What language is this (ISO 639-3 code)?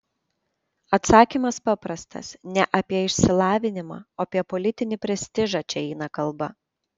lit